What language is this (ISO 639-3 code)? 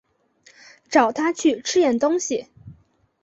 zho